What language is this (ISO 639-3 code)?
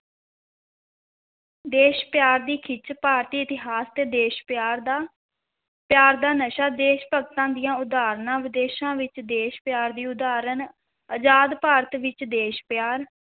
pan